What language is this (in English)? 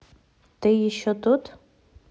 Russian